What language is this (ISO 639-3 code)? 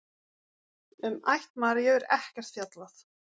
isl